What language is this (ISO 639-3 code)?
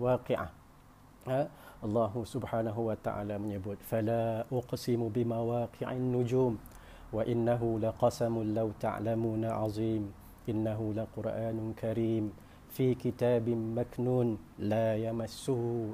msa